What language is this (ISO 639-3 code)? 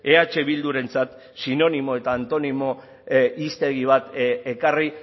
eus